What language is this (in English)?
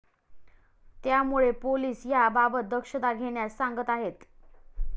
Marathi